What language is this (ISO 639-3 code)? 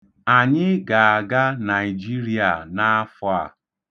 ibo